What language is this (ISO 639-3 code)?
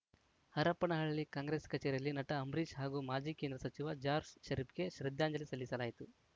kan